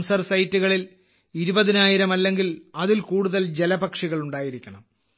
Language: Malayalam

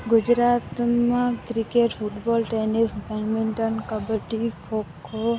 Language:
Gujarati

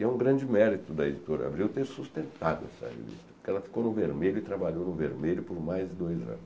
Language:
Portuguese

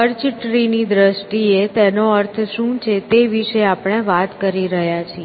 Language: Gujarati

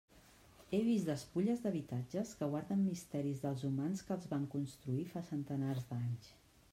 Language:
Catalan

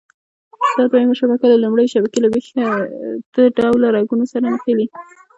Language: Pashto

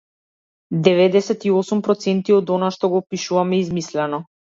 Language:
Macedonian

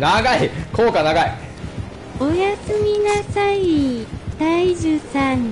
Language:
Japanese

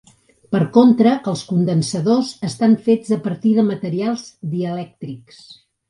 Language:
Catalan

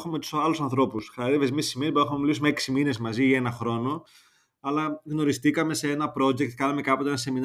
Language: Greek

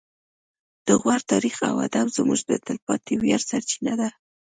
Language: Pashto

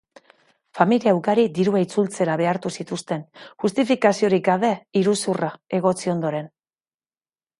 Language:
Basque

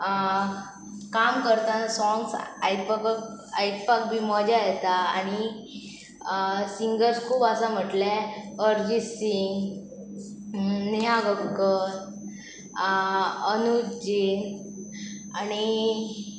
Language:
Konkani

